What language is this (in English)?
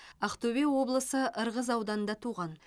Kazakh